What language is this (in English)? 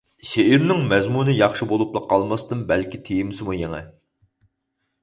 Uyghur